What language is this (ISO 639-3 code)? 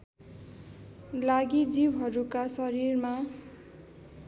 nep